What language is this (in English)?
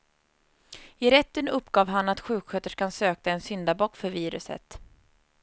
Swedish